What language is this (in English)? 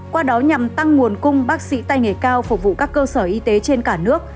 Vietnamese